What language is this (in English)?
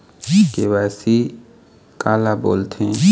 Chhattisgarhi